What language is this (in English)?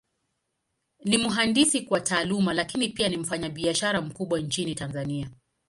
Swahili